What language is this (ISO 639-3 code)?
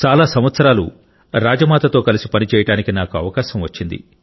tel